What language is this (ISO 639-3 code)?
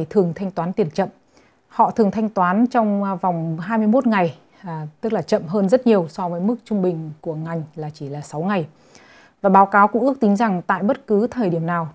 vie